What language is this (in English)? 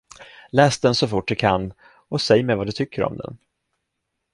Swedish